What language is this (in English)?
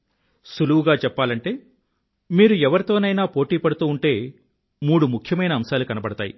Telugu